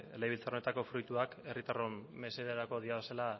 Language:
Basque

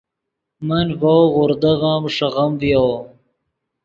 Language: Yidgha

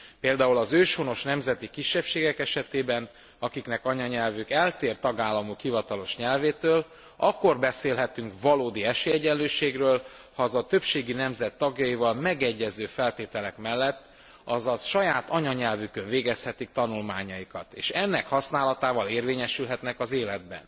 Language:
Hungarian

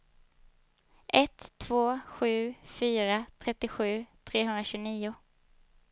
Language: Swedish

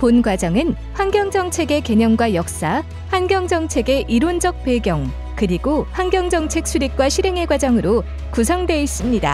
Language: Korean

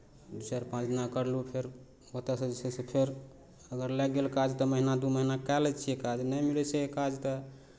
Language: Maithili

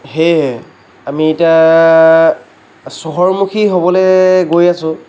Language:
Assamese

